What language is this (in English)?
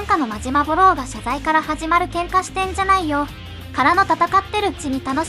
Japanese